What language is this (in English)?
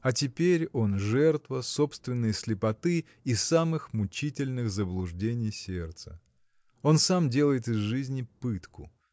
Russian